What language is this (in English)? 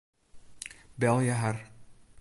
Western Frisian